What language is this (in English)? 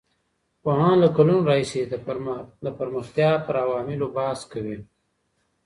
Pashto